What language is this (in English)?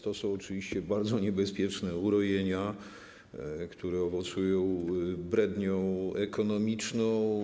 Polish